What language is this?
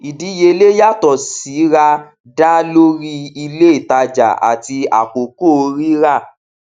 Yoruba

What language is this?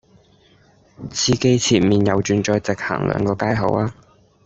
Cantonese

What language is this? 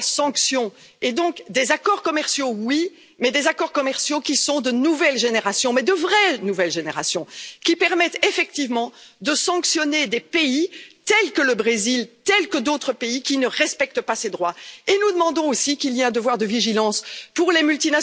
French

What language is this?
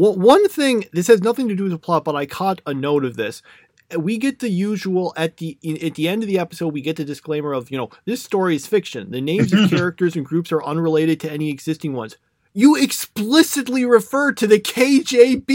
English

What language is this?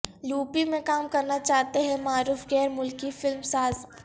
Urdu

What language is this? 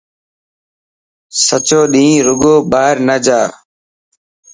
Dhatki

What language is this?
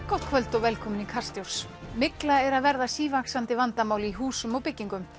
Icelandic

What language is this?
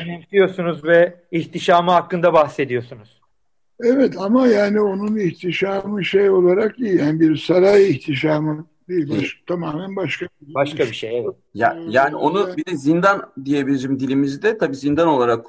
Turkish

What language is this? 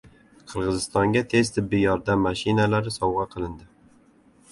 Uzbek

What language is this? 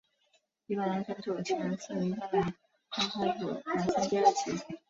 Chinese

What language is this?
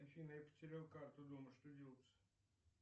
Russian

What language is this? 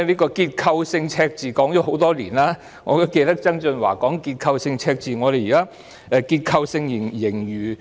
Cantonese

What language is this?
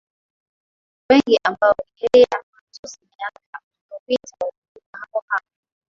Swahili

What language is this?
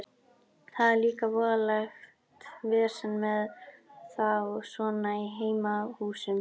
Icelandic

